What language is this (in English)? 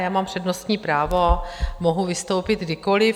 Czech